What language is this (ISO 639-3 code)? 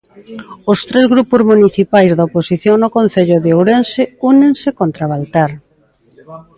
glg